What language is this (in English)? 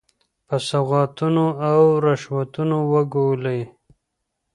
Pashto